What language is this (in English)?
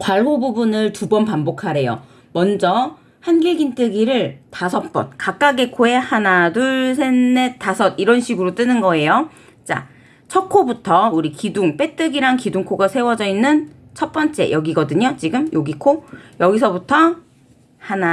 Korean